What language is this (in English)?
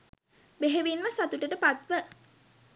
Sinhala